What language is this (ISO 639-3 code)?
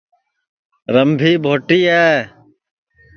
ssi